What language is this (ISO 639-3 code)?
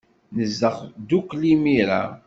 kab